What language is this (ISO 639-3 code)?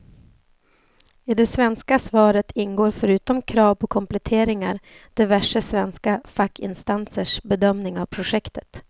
swe